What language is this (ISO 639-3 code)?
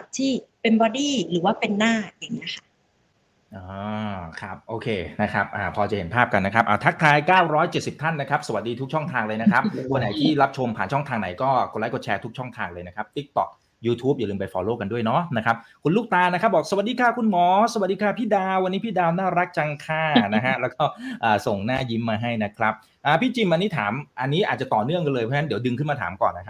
tha